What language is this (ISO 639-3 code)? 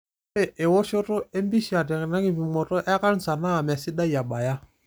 mas